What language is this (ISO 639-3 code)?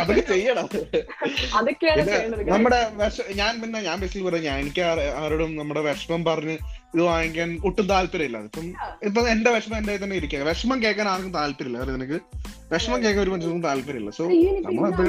mal